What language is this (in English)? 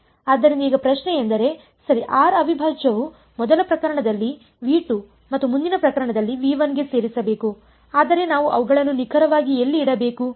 Kannada